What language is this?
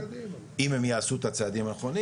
Hebrew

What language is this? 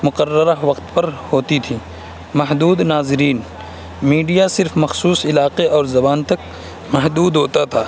Urdu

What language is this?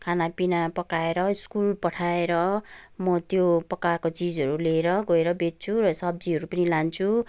Nepali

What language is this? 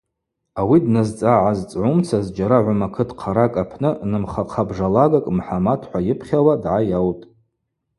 Abaza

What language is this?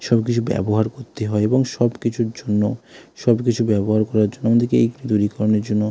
Bangla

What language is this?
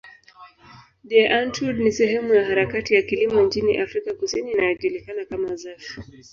Swahili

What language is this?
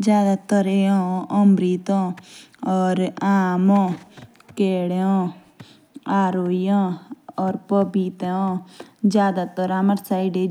Jaunsari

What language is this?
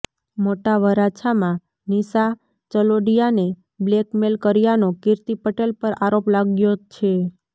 Gujarati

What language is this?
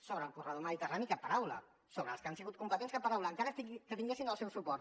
Catalan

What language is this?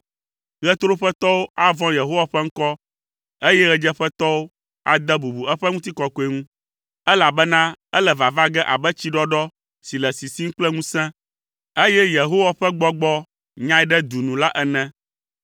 Ewe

